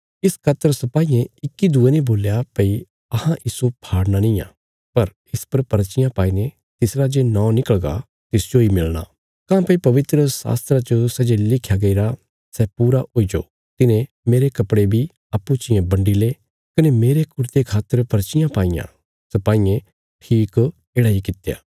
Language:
Bilaspuri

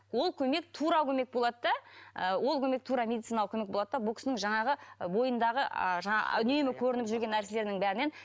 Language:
Kazakh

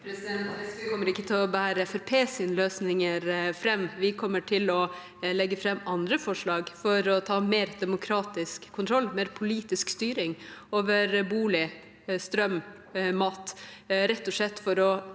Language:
Norwegian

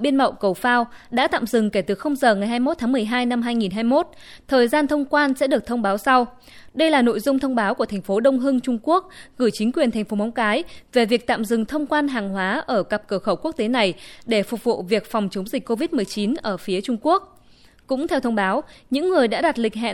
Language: Vietnamese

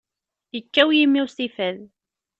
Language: Kabyle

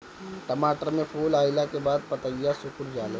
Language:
Bhojpuri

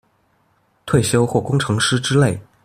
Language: Chinese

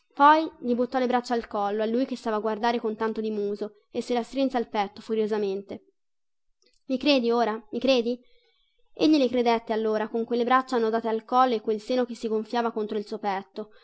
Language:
Italian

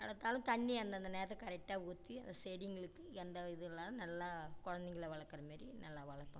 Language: Tamil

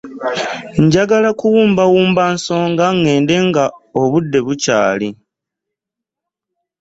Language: Ganda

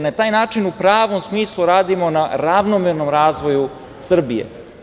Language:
Serbian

